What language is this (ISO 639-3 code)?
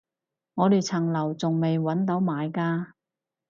yue